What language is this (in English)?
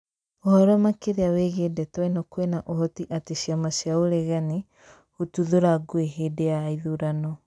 Kikuyu